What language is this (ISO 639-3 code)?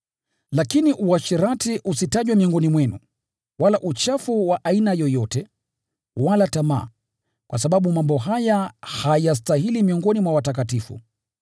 swa